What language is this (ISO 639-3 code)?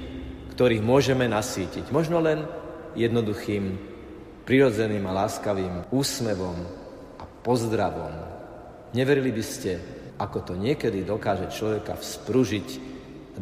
slk